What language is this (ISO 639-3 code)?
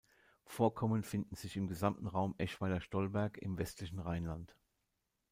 deu